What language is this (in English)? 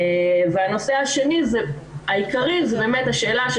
Hebrew